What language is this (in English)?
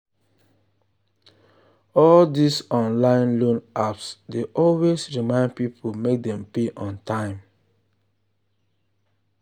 Nigerian Pidgin